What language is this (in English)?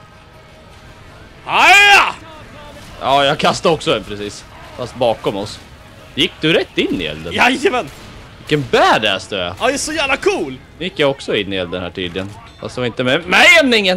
Swedish